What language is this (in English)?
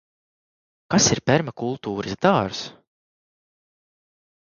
Latvian